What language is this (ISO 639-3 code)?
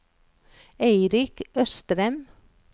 nor